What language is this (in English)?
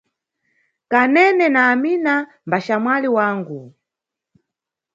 Nyungwe